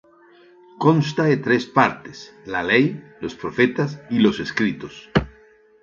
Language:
Spanish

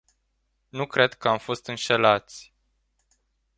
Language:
Romanian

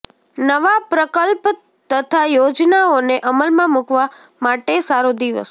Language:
Gujarati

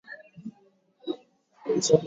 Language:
Swahili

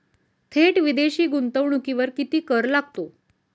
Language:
Marathi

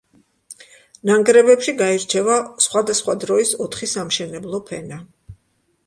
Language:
Georgian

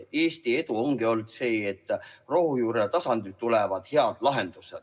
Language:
Estonian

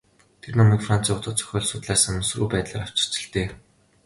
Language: Mongolian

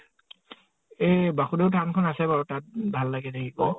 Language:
Assamese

